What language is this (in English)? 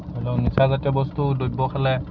Assamese